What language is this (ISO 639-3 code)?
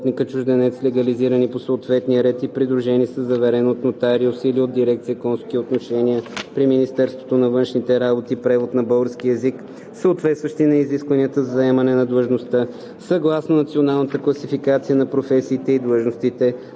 bul